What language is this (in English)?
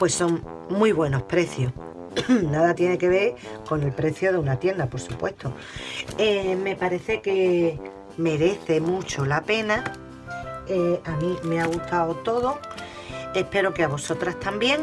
Spanish